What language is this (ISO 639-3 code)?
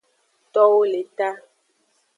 ajg